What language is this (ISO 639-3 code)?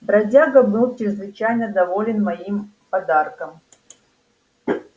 rus